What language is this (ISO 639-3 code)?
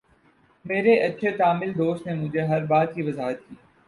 urd